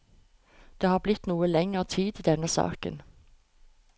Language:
Norwegian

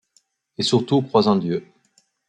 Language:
French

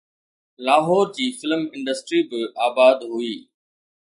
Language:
Sindhi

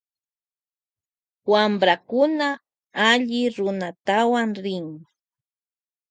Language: Loja Highland Quichua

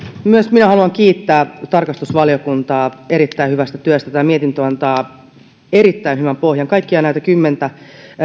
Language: Finnish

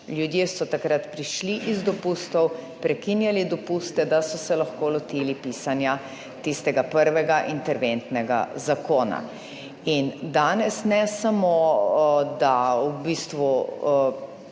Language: Slovenian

